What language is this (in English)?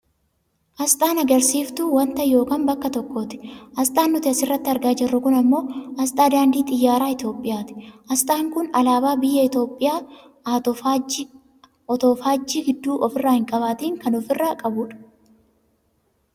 Oromo